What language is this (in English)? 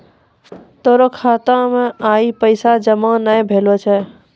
Maithili